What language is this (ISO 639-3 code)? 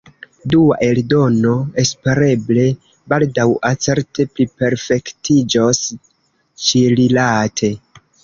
epo